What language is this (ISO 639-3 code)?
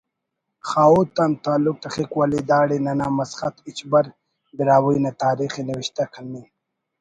brh